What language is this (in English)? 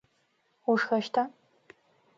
Adyghe